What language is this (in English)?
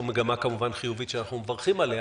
Hebrew